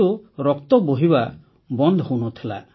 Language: Odia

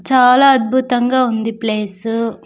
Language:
Telugu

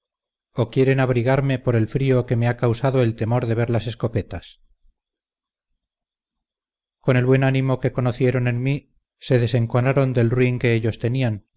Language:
Spanish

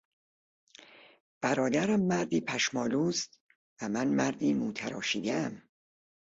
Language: Persian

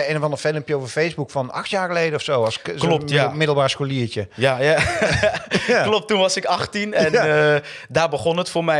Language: Dutch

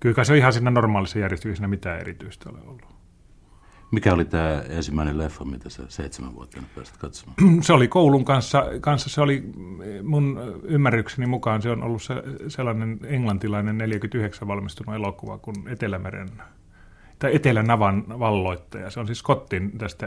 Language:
Finnish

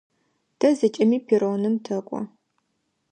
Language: Adyghe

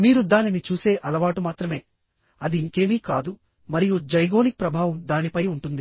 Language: Telugu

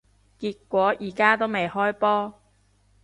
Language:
Cantonese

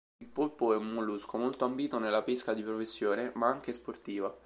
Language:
Italian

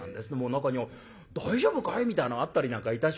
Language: Japanese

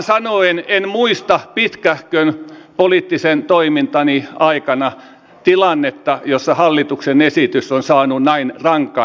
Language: Finnish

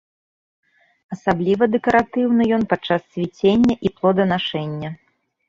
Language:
Belarusian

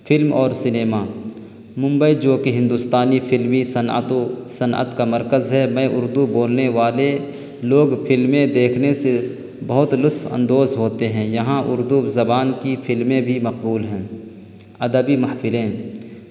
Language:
Urdu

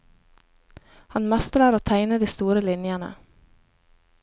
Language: Norwegian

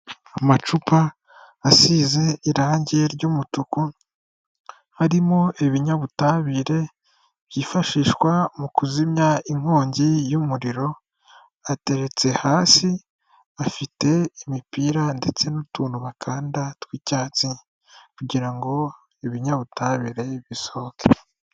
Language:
Kinyarwanda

